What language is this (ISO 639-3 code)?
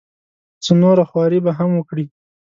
pus